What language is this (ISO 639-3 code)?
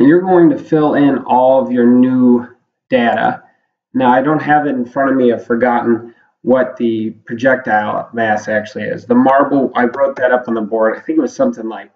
eng